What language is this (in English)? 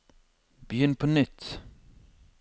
Norwegian